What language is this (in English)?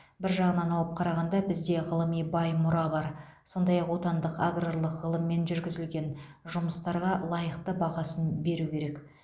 Kazakh